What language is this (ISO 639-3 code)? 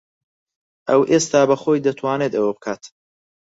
ckb